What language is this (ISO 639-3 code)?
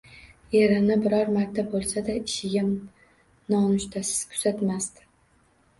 uzb